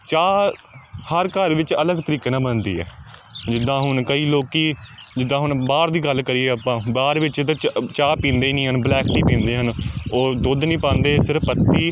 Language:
Punjabi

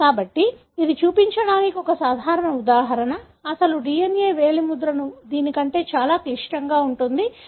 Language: Telugu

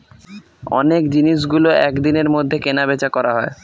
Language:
Bangla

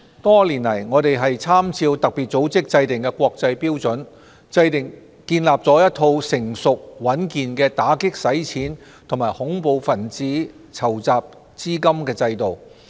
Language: Cantonese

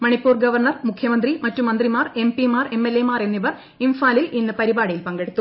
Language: Malayalam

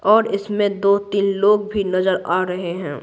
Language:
Hindi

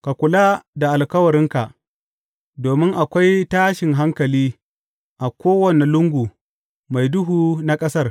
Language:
Hausa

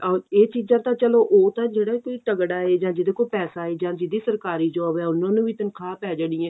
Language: Punjabi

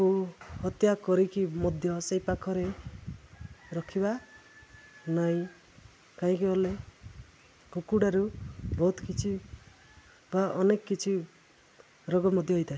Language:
Odia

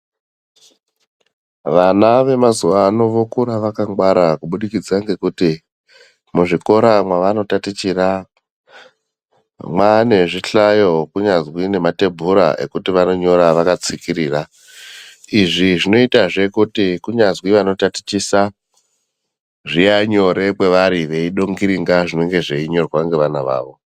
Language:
Ndau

